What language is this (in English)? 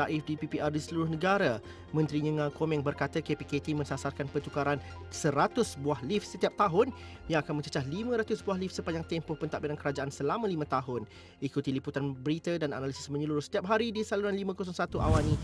Malay